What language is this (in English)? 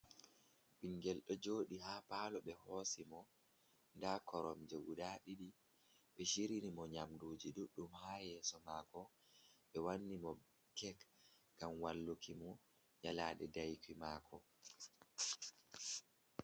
Fula